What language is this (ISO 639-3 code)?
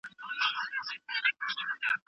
pus